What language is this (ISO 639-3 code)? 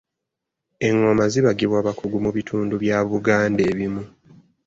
lug